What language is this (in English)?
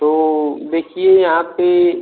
Hindi